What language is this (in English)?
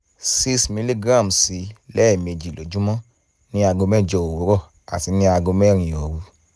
Yoruba